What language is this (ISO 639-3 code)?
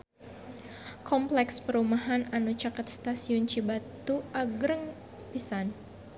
sun